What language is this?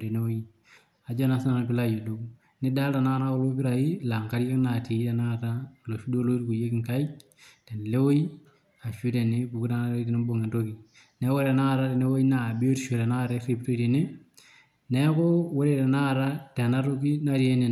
Masai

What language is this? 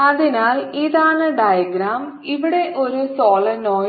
Malayalam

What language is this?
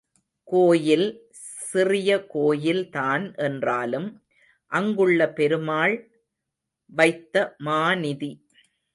Tamil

